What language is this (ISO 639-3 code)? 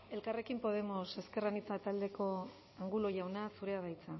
eus